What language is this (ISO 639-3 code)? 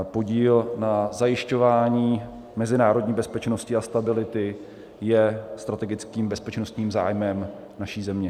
ces